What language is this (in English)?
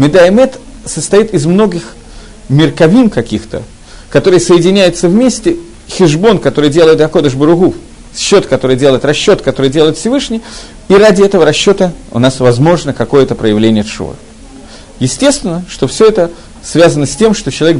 Russian